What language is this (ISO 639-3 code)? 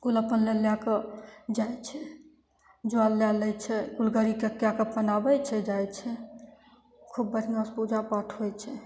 mai